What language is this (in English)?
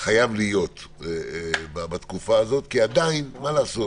Hebrew